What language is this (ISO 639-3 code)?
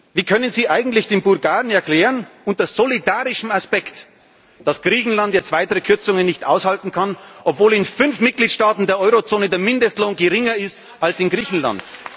deu